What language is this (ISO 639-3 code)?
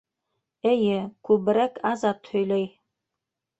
bak